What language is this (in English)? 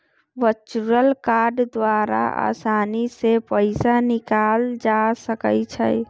Magahi